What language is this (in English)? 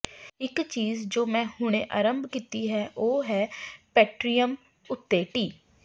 Punjabi